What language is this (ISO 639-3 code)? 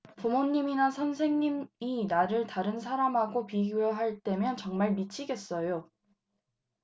kor